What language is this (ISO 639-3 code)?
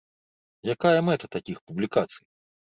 bel